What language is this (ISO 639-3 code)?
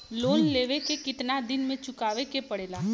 bho